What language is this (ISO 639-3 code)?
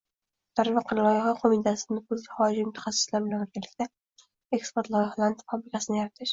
uzb